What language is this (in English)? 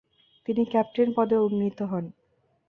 Bangla